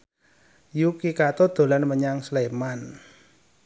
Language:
Javanese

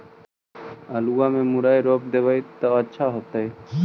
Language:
Magahi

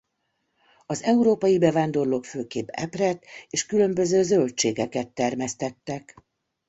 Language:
Hungarian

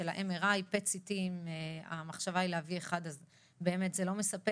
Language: Hebrew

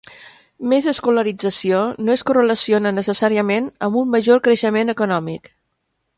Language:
Catalan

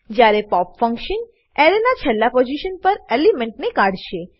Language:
Gujarati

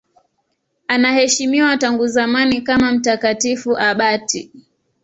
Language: Swahili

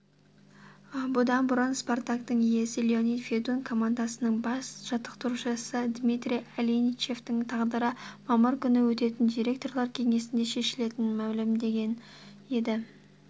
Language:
Kazakh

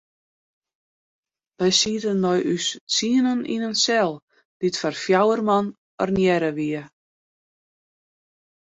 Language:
Western Frisian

